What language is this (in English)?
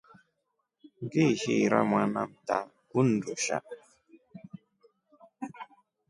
Rombo